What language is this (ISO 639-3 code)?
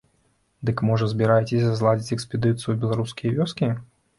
bel